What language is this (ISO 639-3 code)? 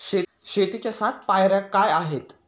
mar